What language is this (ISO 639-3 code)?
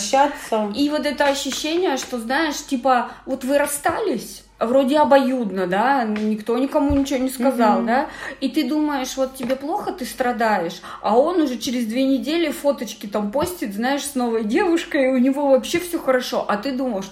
rus